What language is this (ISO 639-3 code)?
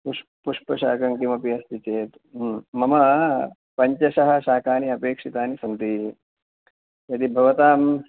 san